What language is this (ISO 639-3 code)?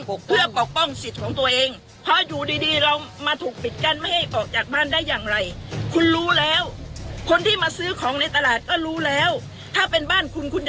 tha